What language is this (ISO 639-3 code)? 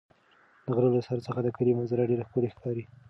pus